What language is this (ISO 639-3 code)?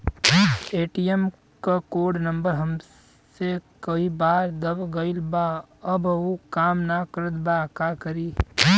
bho